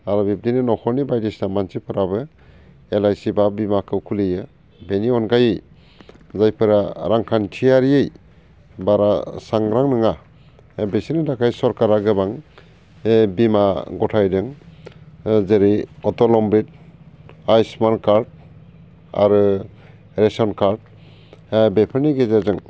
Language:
Bodo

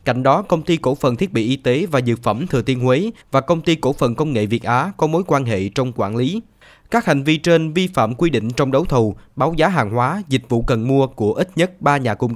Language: Vietnamese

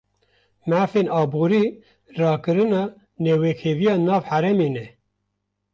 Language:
Kurdish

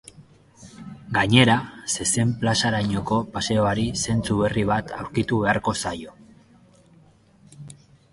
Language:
Basque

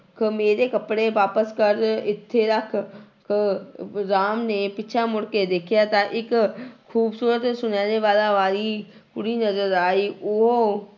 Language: Punjabi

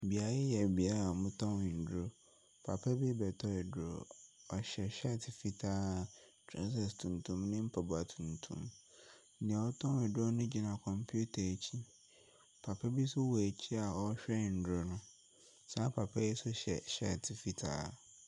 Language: Akan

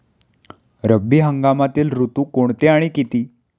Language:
Marathi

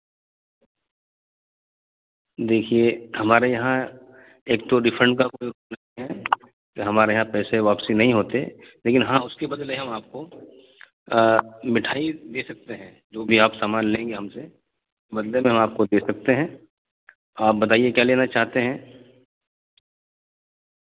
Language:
Urdu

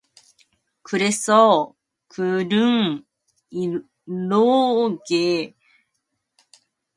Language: Korean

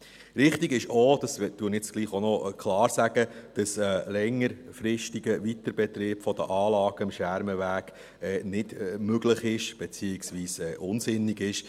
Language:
Swiss German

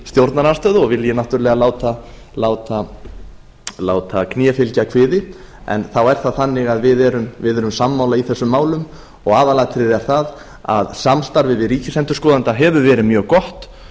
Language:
Icelandic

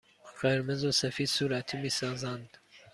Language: Persian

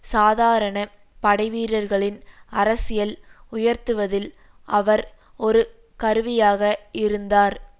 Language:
Tamil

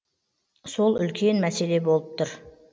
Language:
Kazakh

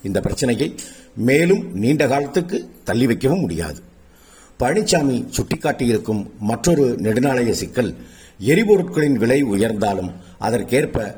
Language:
Tamil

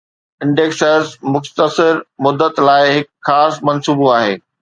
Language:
Sindhi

